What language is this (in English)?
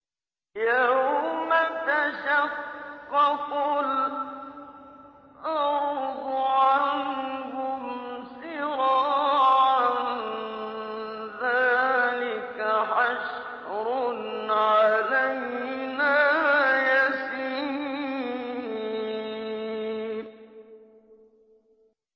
Arabic